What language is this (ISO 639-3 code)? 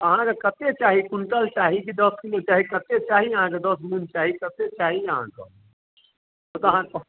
mai